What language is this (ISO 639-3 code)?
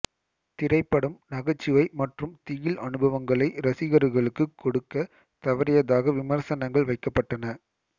tam